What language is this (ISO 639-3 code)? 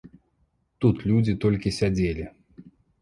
bel